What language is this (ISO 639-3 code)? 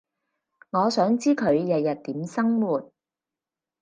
yue